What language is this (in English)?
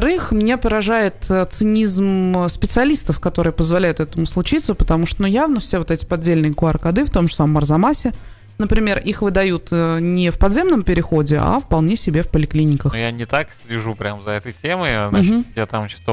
Russian